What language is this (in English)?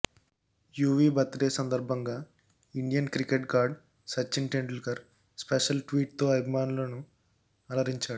Telugu